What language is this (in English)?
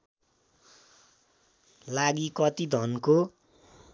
Nepali